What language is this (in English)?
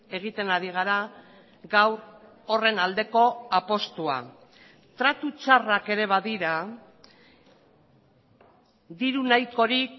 Basque